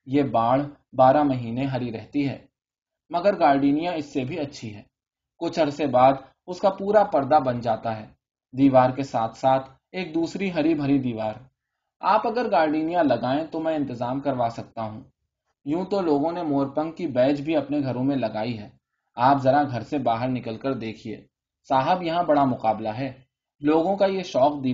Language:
Urdu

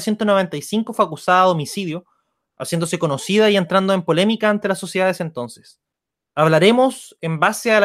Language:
Spanish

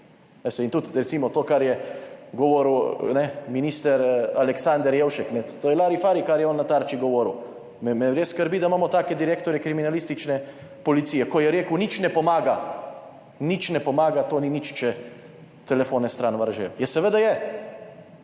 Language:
Slovenian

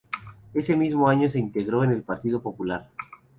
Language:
Spanish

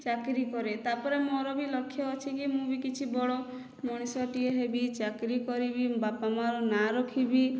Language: Odia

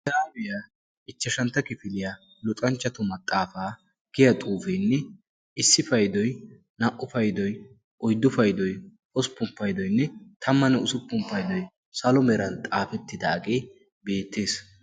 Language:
Wolaytta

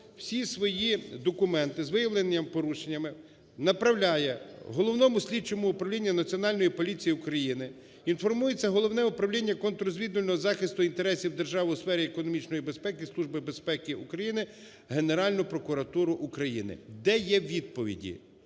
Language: Ukrainian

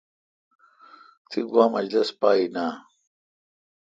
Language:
Kalkoti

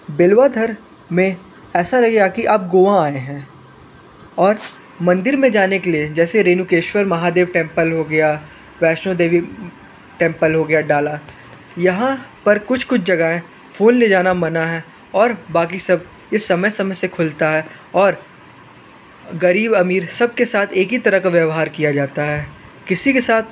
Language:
Hindi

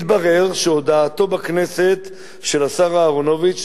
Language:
Hebrew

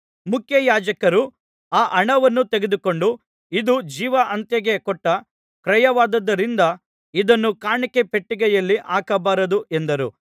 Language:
Kannada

